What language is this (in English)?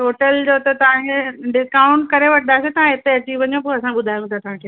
Sindhi